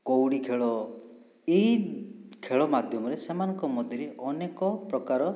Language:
Odia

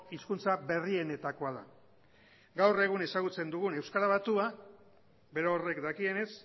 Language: Basque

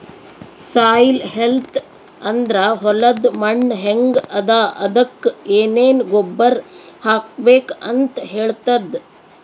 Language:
Kannada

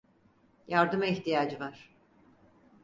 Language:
Turkish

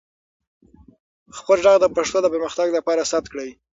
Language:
Pashto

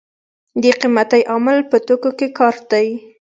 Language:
Pashto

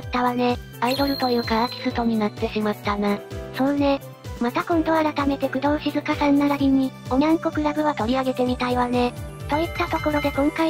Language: Japanese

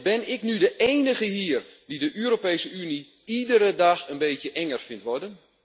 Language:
Dutch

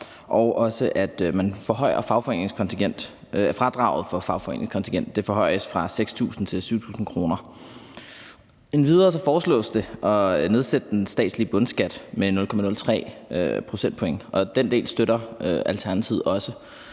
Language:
Danish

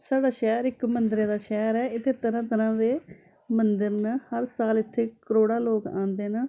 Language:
Dogri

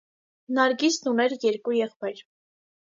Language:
Armenian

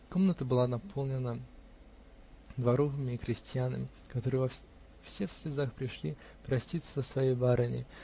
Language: Russian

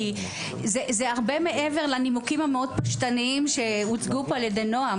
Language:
Hebrew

